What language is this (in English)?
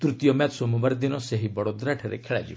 Odia